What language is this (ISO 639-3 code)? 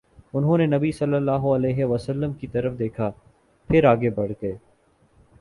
urd